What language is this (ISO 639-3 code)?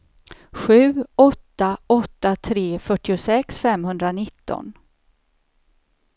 swe